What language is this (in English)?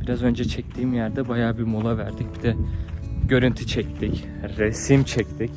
Turkish